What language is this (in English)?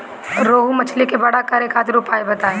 Bhojpuri